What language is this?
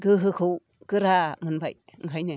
Bodo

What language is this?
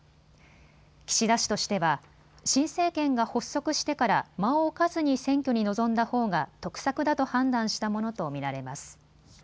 Japanese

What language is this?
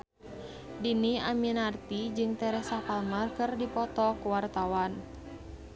Sundanese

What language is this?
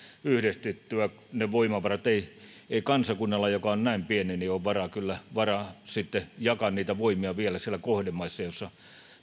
Finnish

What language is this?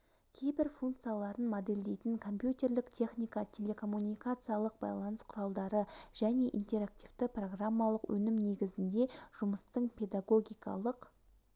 Kazakh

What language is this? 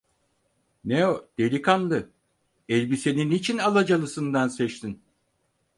Turkish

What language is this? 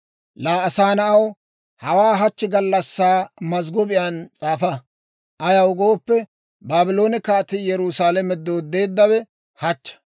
Dawro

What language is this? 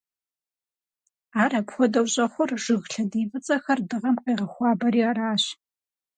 Kabardian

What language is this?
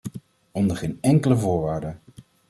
Dutch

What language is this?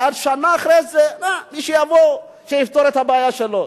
Hebrew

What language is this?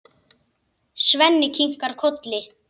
Icelandic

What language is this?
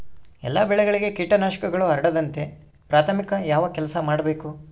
Kannada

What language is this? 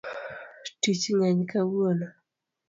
Luo (Kenya and Tanzania)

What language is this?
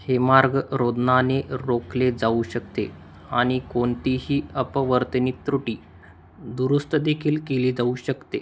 Marathi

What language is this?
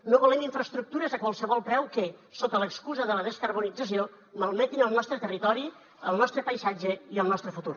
Catalan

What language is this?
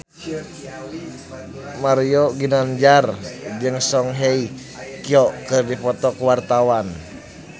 Sundanese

